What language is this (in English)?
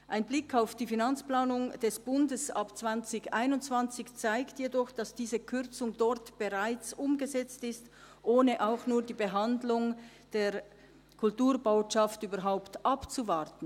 Swiss German